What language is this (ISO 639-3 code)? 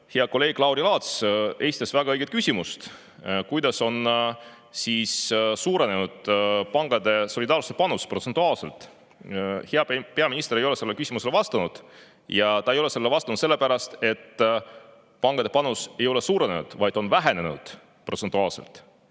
est